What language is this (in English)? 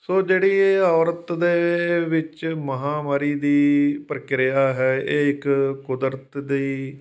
Punjabi